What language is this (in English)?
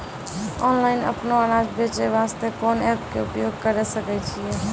Maithili